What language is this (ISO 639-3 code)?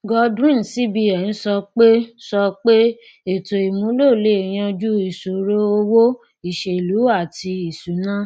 yor